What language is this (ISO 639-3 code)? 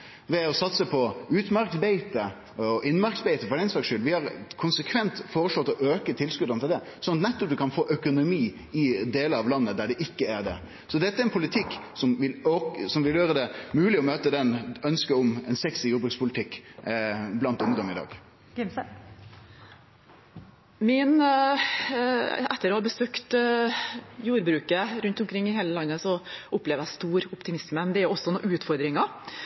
nor